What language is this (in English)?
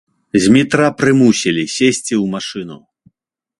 Belarusian